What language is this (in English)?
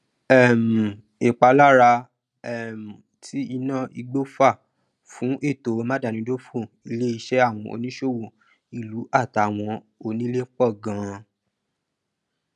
Yoruba